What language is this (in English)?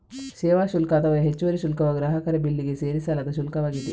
Kannada